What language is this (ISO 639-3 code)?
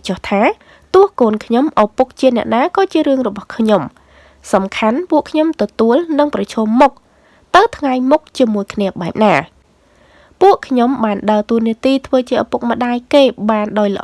vie